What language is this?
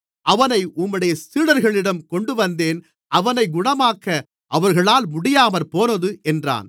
Tamil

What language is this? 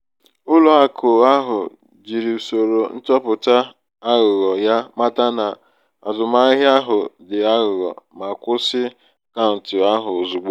Igbo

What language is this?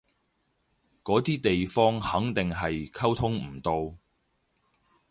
Cantonese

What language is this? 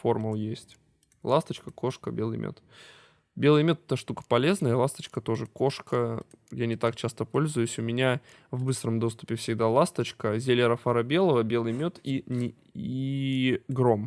Russian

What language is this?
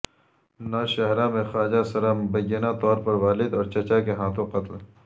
Urdu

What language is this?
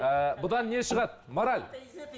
Kazakh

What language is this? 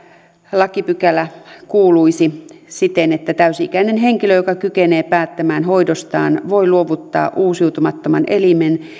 Finnish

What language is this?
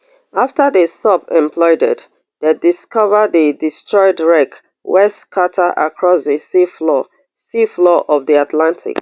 Nigerian Pidgin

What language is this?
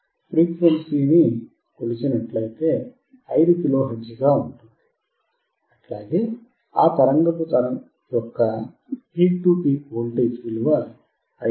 Telugu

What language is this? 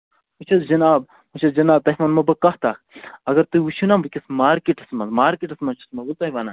Kashmiri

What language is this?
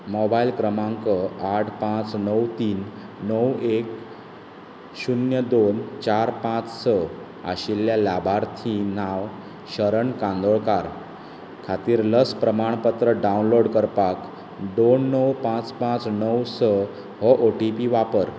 Konkani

